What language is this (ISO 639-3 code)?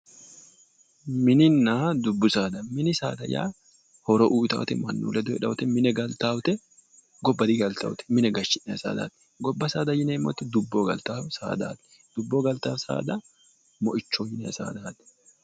sid